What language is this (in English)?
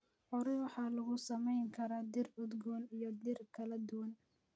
Somali